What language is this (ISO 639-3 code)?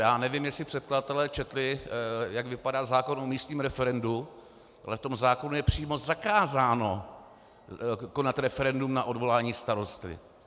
ces